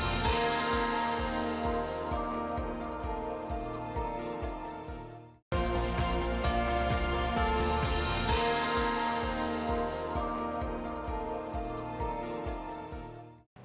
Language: Indonesian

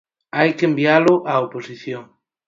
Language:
Galician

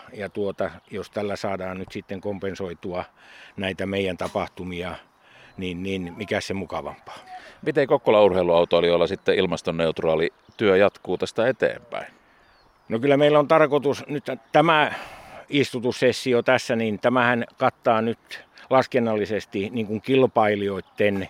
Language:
Finnish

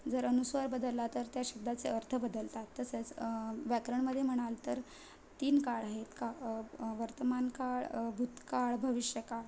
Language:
Marathi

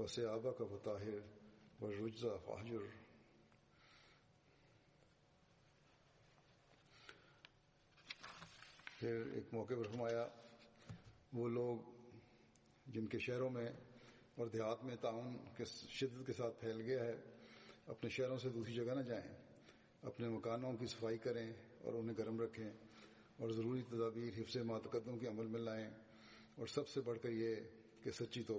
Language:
Malayalam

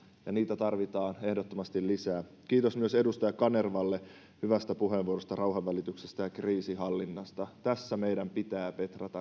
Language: Finnish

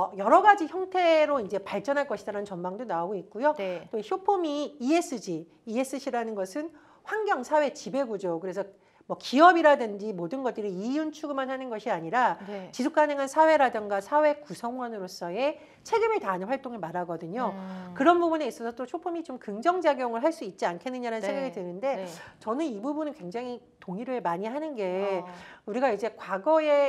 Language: Korean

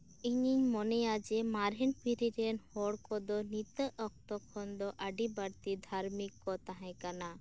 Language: Santali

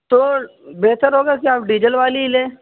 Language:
Urdu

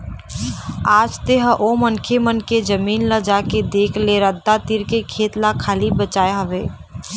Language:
Chhattisgarhi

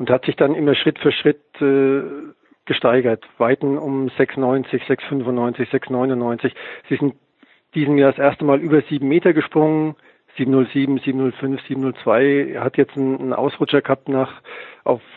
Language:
German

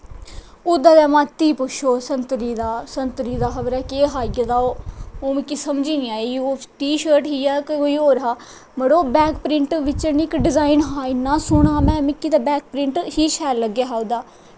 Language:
Dogri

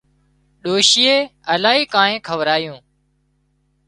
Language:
Wadiyara Koli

